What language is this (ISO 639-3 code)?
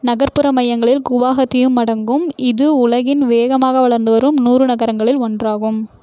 tam